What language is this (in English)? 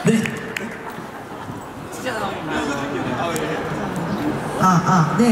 Korean